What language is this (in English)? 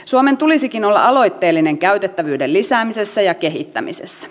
Finnish